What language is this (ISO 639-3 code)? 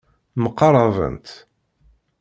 kab